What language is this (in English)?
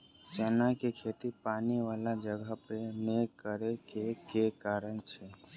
Maithili